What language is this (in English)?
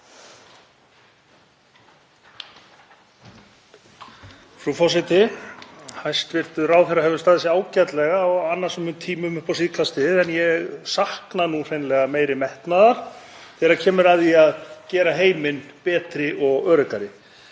Icelandic